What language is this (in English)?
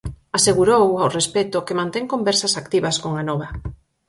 Galician